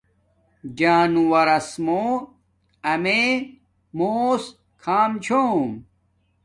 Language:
Domaaki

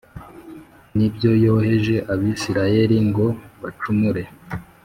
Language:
Kinyarwanda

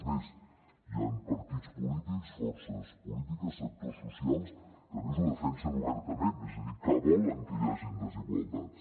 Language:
Catalan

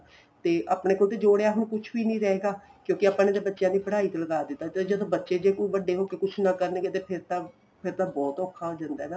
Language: Punjabi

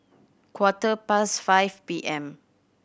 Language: English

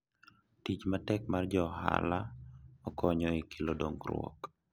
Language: Luo (Kenya and Tanzania)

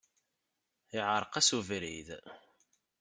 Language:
Kabyle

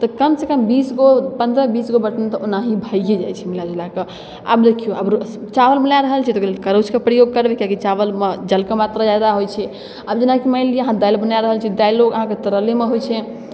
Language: Maithili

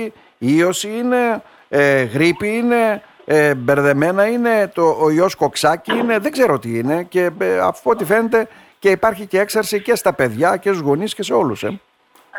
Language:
Greek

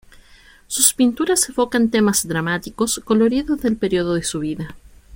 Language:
Spanish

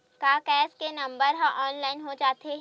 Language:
Chhattisgarhi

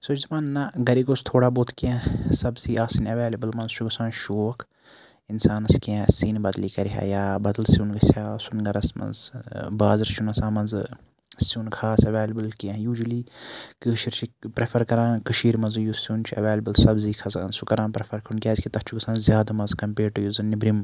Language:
Kashmiri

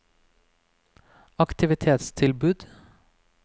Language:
Norwegian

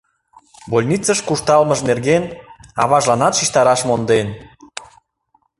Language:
Mari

